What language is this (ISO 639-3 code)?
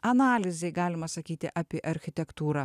lit